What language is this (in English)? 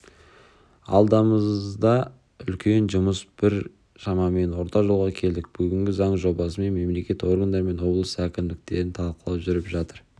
Kazakh